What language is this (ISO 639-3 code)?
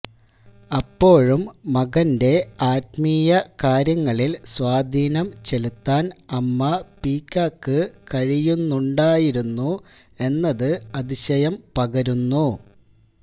mal